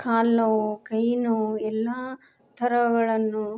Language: Kannada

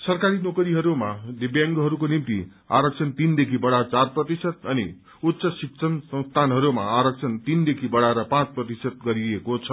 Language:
Nepali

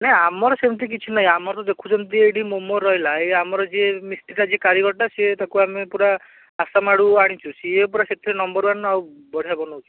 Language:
Odia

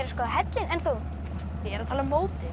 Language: Icelandic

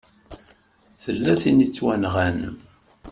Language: Kabyle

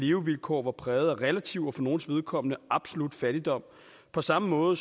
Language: Danish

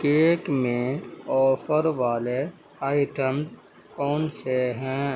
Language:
Urdu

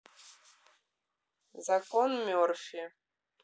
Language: Russian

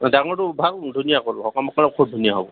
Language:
Assamese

